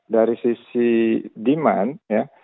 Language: Indonesian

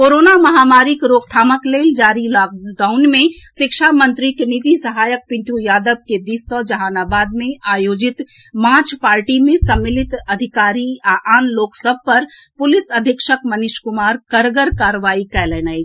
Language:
Maithili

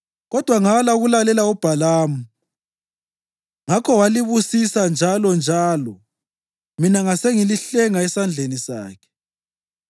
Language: North Ndebele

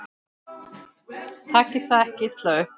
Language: Icelandic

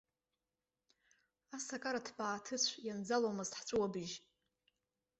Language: Abkhazian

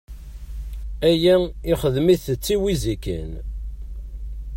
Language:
Kabyle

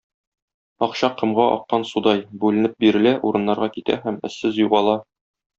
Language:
Tatar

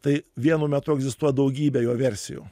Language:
Lithuanian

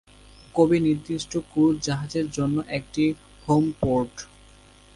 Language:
Bangla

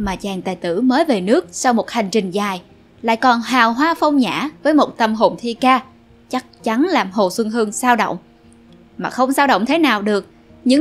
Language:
Vietnamese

